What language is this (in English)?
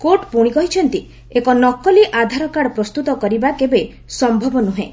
Odia